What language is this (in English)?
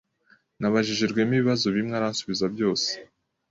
Kinyarwanda